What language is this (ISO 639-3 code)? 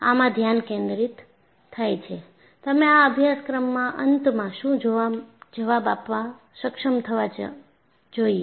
guj